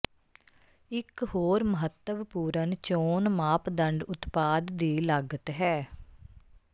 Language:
Punjabi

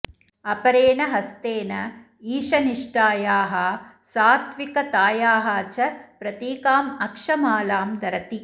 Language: Sanskrit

